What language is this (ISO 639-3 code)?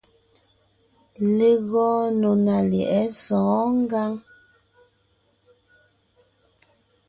nnh